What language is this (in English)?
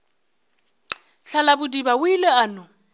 Northern Sotho